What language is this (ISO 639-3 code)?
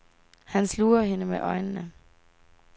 dan